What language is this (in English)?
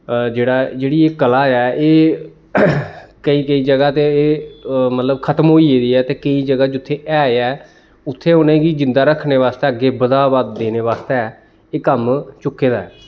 Dogri